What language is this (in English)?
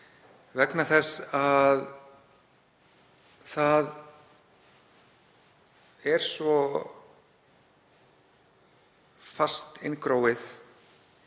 Icelandic